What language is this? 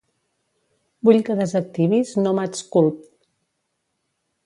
Catalan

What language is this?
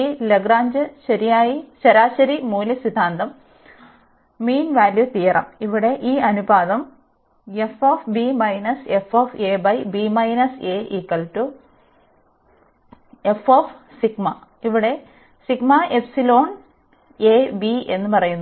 Malayalam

